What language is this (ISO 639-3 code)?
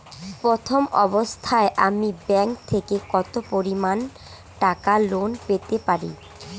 ben